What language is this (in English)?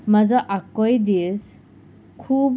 Konkani